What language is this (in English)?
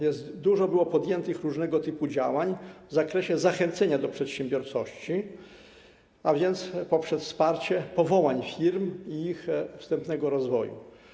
Polish